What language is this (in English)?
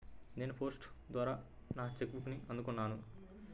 Telugu